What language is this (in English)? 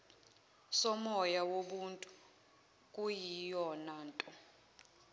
Zulu